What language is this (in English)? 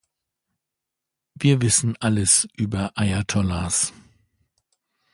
German